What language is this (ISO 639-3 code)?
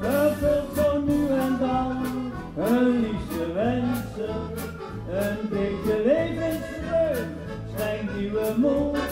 nld